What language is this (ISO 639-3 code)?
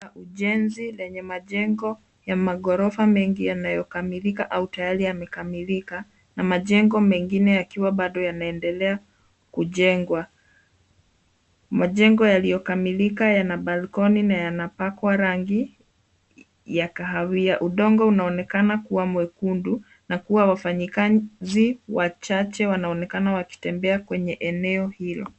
swa